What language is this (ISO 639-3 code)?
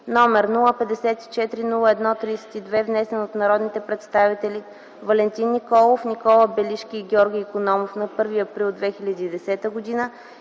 bul